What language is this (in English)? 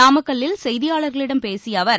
Tamil